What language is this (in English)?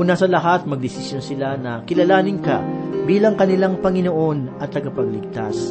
Filipino